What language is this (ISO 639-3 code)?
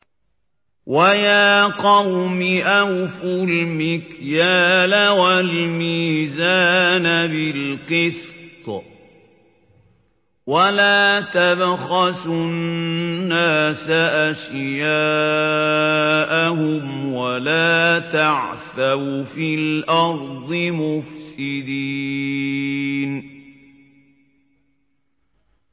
ara